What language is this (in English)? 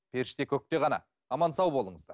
Kazakh